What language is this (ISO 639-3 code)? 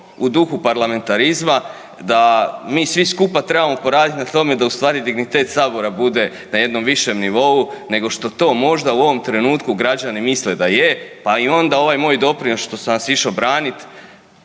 hrv